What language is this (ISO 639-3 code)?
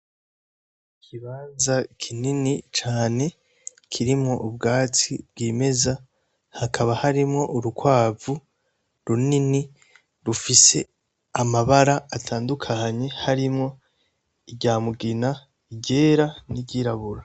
run